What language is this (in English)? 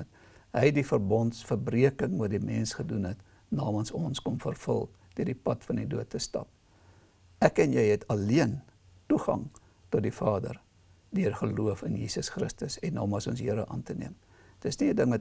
Dutch